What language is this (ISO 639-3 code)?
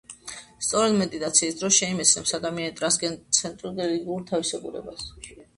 kat